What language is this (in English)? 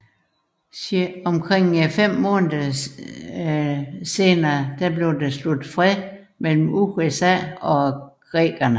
Danish